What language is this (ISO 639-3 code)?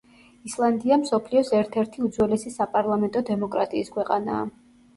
kat